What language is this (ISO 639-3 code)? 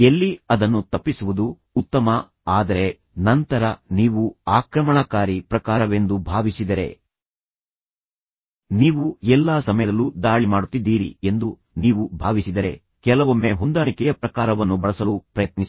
kan